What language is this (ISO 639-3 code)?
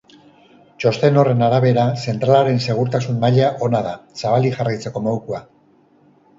eus